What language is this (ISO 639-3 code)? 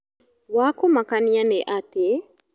kik